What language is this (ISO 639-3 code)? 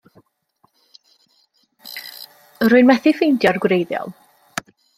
cym